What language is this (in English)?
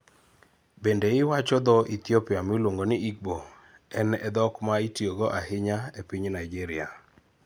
Luo (Kenya and Tanzania)